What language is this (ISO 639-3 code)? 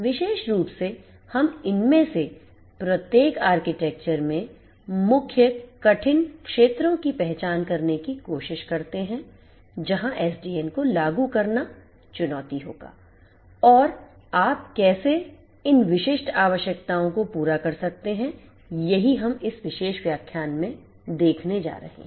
hin